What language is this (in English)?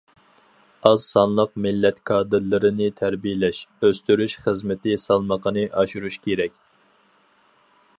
Uyghur